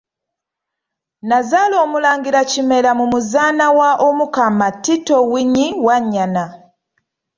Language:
Ganda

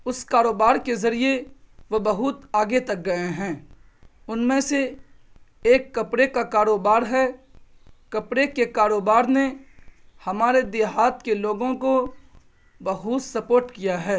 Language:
Urdu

